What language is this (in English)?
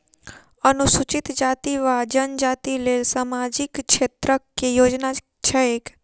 Maithili